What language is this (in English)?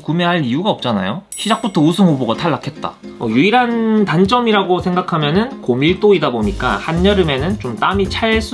Korean